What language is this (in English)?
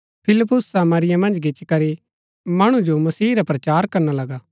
Gaddi